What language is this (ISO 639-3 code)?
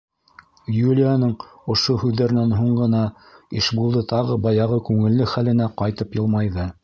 bak